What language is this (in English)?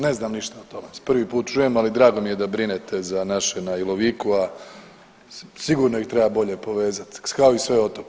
Croatian